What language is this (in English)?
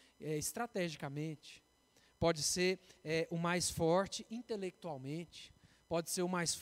Portuguese